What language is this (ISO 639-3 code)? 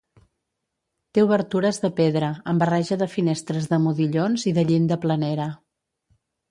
cat